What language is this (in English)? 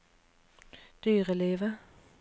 Norwegian